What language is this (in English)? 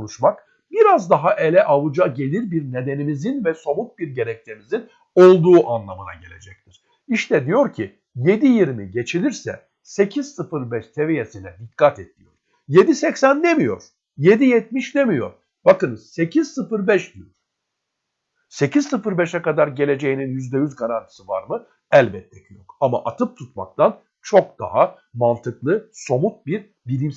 Turkish